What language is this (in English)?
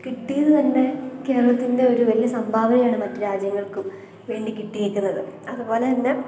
Malayalam